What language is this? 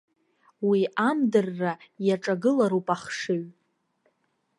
Abkhazian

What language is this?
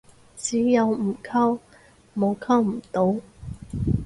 Cantonese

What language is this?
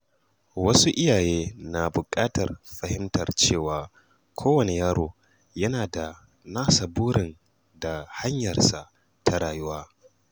Hausa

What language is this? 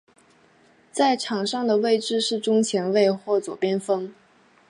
Chinese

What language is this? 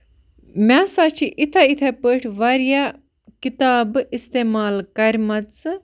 Kashmiri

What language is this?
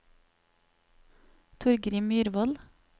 Norwegian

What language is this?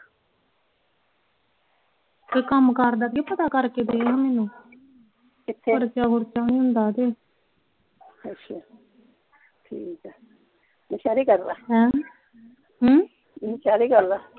Punjabi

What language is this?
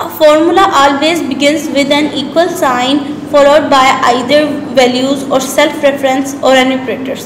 Hindi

